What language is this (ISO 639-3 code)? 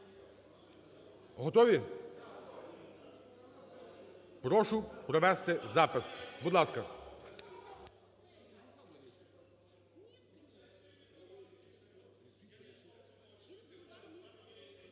ukr